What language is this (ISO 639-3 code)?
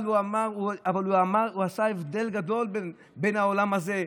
heb